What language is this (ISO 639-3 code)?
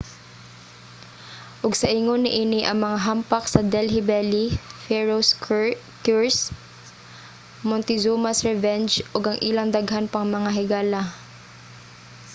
ceb